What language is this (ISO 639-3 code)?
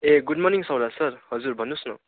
nep